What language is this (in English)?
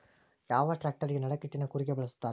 Kannada